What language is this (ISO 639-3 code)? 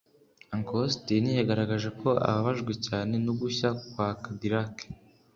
kin